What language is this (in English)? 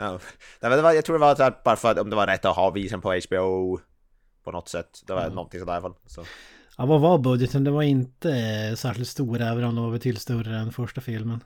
Swedish